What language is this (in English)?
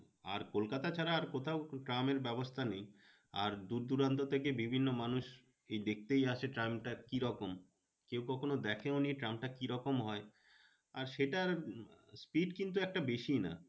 Bangla